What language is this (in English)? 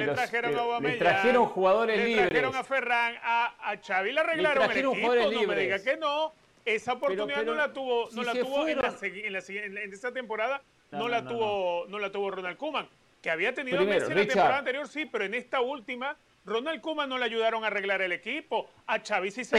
Spanish